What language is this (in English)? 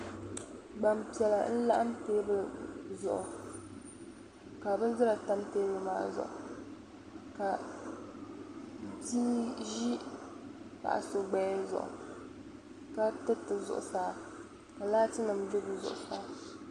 Dagbani